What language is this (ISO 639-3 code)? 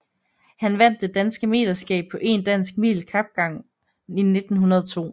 dan